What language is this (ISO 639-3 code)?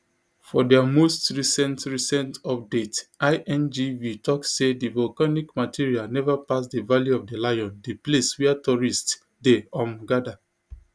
pcm